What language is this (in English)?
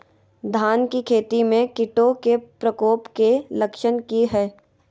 Magahi